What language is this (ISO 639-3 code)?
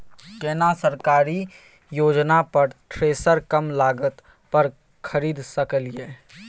mai